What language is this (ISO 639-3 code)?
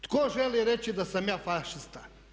hrv